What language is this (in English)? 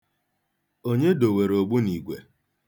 Igbo